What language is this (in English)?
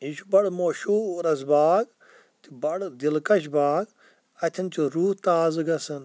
Kashmiri